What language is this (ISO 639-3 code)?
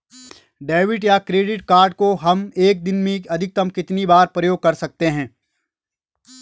hin